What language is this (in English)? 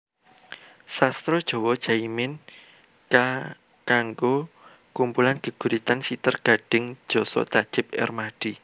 Javanese